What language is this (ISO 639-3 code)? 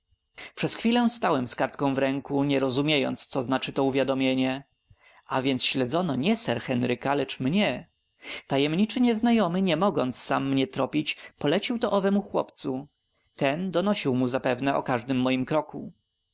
pol